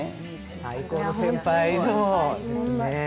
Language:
Japanese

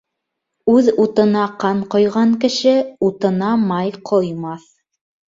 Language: Bashkir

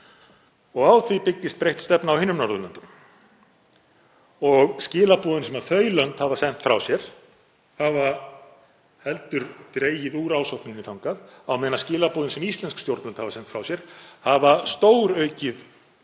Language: Icelandic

